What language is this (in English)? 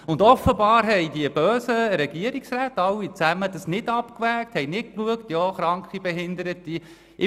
Swiss German